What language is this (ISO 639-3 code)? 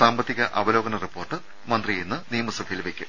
mal